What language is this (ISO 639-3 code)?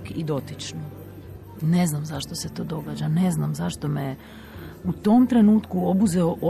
hrv